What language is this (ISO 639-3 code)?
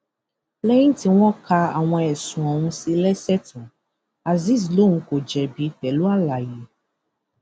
yor